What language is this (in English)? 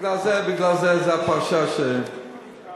Hebrew